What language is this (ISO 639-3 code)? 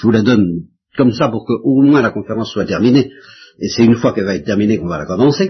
fra